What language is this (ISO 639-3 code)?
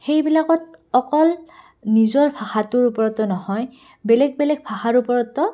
asm